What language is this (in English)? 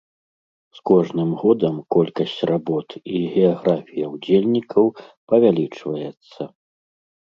Belarusian